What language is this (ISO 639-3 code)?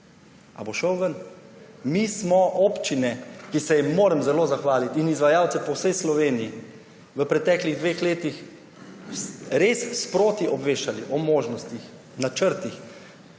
slv